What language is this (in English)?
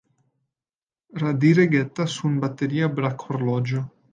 Esperanto